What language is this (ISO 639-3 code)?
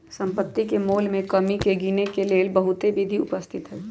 mag